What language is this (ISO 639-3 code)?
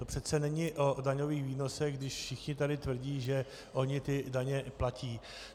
ces